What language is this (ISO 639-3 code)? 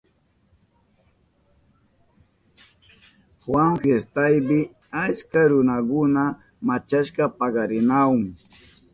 qup